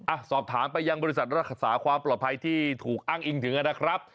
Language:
Thai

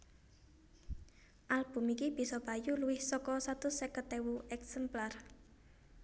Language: Javanese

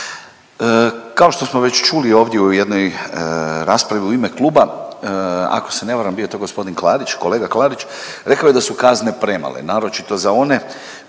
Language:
Croatian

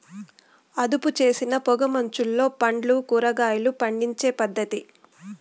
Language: Telugu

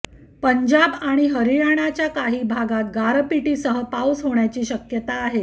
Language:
Marathi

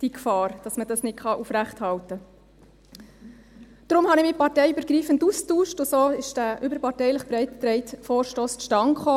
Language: Swiss German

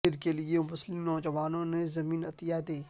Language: Urdu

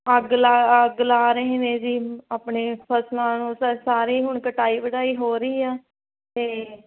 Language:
Punjabi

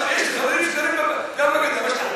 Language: Hebrew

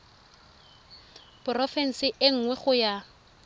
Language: Tswana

